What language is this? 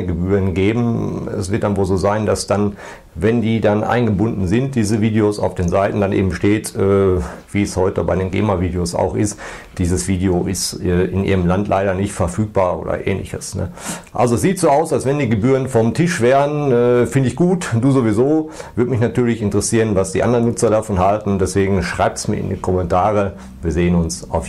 German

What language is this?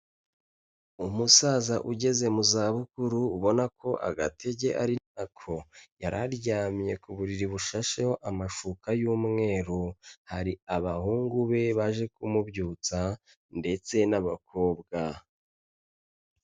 Kinyarwanda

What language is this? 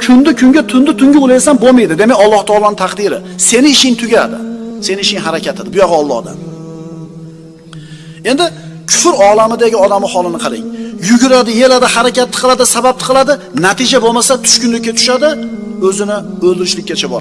Turkish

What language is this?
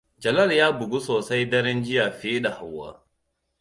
Hausa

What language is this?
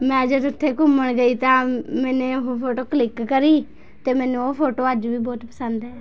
Punjabi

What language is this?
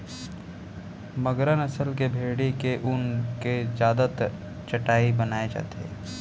Chhattisgarhi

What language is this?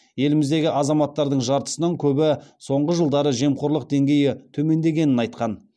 Kazakh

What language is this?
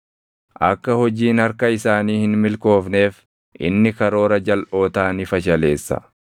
Oromo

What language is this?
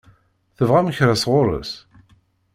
Kabyle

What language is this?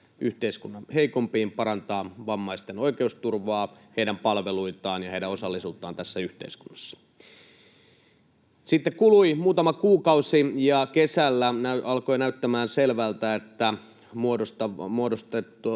Finnish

